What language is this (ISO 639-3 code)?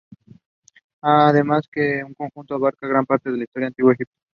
spa